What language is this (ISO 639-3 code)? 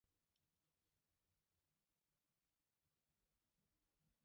chm